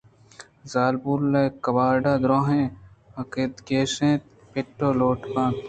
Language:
Eastern Balochi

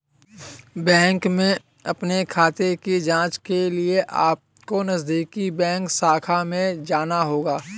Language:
Hindi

